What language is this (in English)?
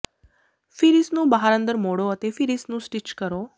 Punjabi